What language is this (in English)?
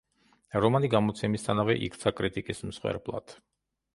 Georgian